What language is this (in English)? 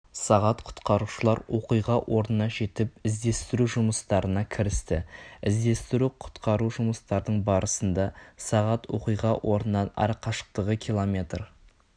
Kazakh